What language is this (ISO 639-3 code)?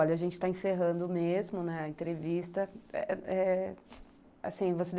por